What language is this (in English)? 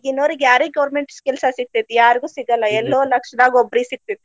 Kannada